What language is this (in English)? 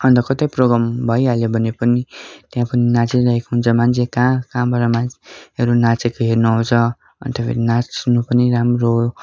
Nepali